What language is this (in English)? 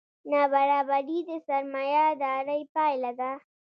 Pashto